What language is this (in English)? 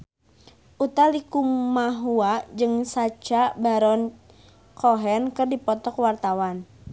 Sundanese